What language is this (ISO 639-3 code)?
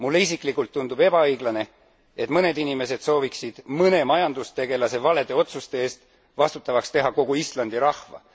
est